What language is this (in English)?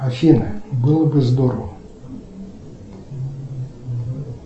Russian